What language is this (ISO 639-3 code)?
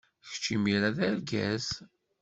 kab